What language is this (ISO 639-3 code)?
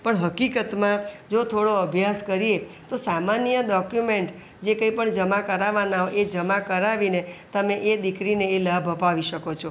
guj